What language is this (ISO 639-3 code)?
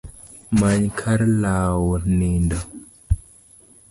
luo